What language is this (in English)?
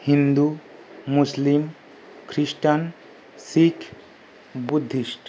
Bangla